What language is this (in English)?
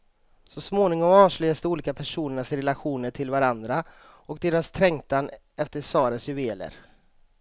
Swedish